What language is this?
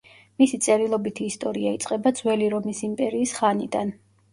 Georgian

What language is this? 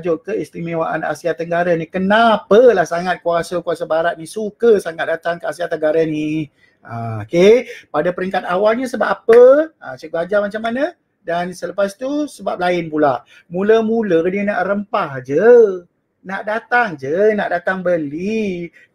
Malay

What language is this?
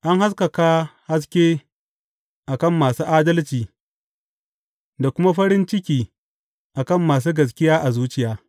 Hausa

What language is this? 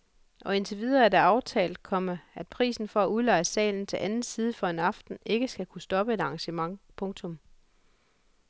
Danish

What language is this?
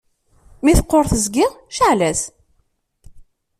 Kabyle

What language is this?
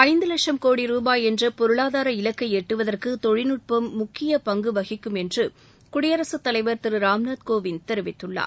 Tamil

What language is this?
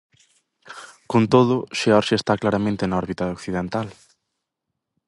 Galician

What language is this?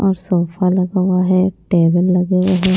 Hindi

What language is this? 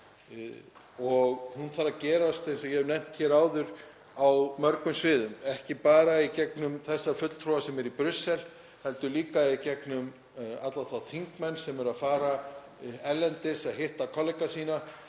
Icelandic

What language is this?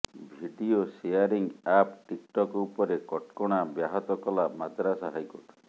Odia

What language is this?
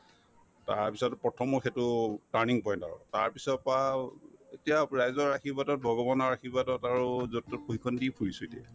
Assamese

